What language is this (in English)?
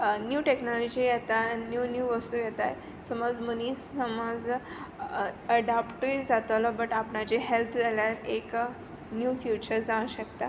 Konkani